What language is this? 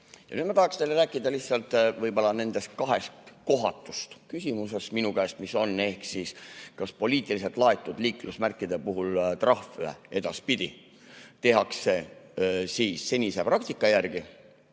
Estonian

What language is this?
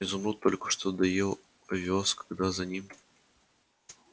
Russian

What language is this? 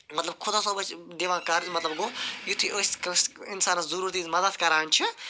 Kashmiri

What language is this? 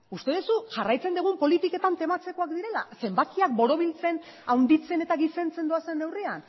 Basque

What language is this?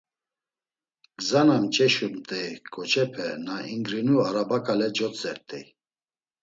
Laz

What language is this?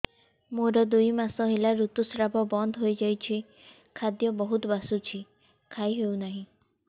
Odia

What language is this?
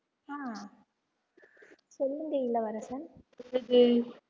Tamil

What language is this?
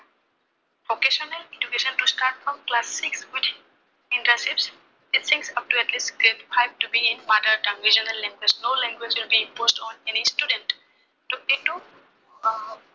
Assamese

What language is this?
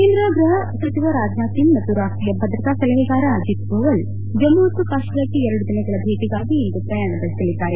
Kannada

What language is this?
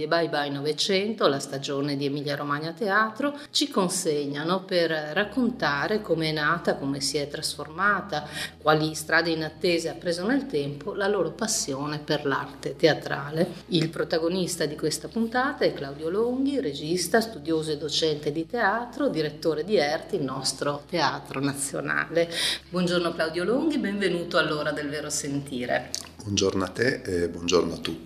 Italian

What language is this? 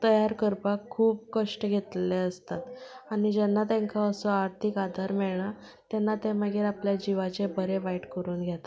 Konkani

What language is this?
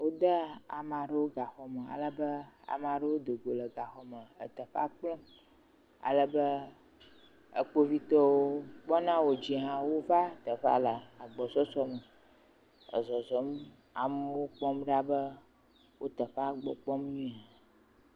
Ewe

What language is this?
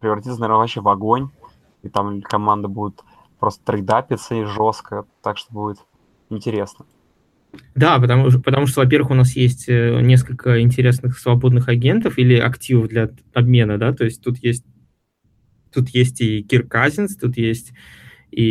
Russian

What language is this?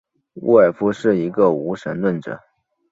Chinese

